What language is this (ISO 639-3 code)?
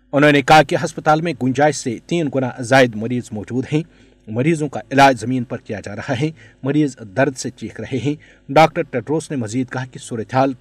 urd